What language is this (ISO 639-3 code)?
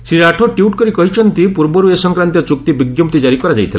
ori